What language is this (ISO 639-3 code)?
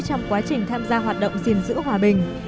vie